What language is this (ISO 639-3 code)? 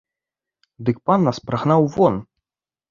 bel